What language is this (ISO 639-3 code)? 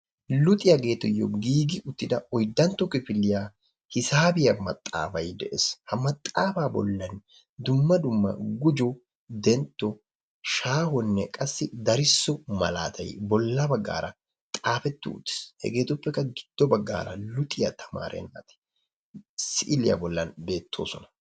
wal